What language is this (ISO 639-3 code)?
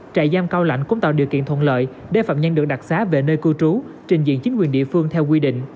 vie